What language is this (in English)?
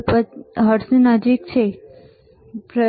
Gujarati